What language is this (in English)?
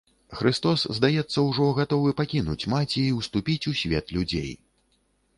Belarusian